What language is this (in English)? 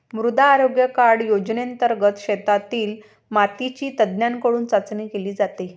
Marathi